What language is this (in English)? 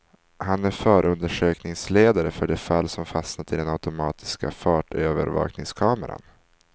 Swedish